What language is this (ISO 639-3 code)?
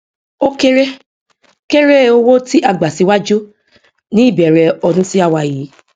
yor